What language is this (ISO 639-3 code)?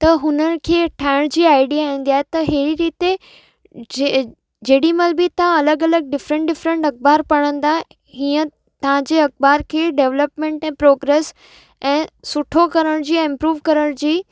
snd